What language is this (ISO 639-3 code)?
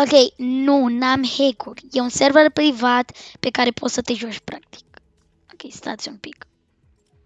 ron